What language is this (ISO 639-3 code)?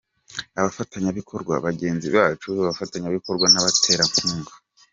kin